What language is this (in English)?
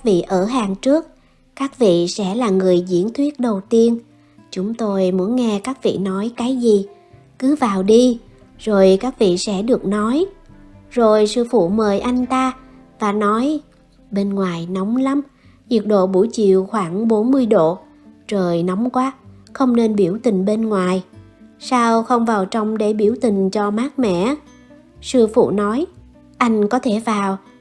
Vietnamese